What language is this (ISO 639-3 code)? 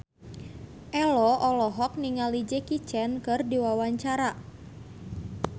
sun